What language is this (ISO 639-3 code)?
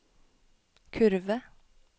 nor